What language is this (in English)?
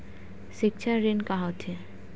Chhattisgarhi